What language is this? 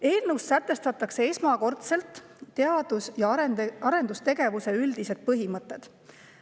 Estonian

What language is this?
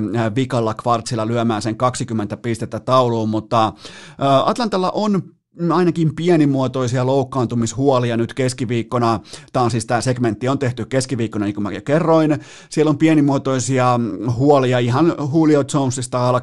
Finnish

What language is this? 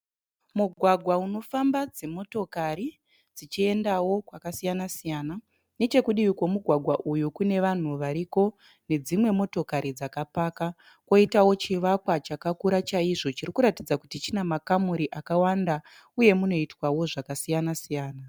Shona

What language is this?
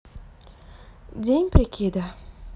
Russian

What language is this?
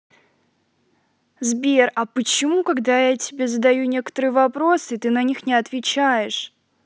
Russian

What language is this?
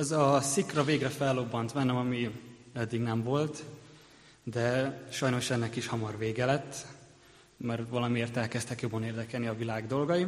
Hungarian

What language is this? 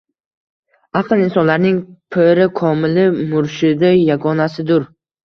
Uzbek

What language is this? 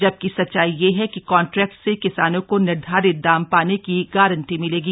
Hindi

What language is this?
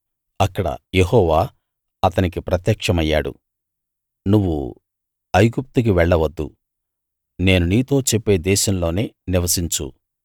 Telugu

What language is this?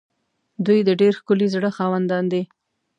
Pashto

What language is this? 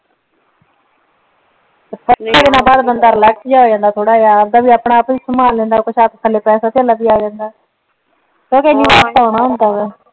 Punjabi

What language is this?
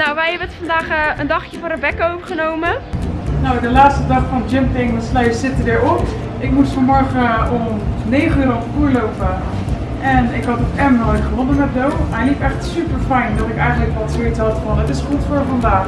Dutch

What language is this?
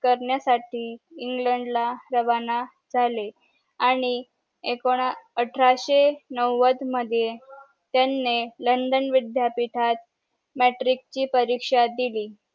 Marathi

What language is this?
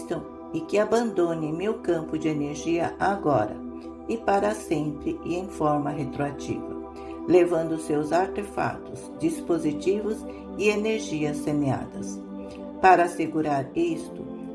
Portuguese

